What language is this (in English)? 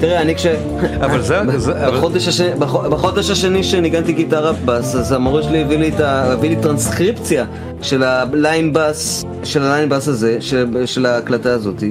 Hebrew